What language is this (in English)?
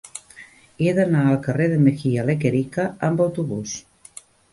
Catalan